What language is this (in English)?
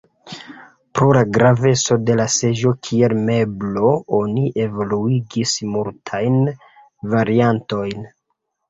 Esperanto